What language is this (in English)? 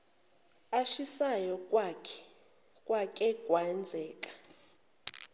Zulu